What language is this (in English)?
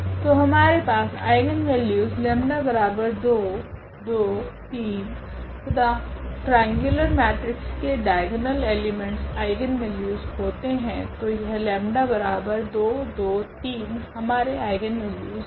Hindi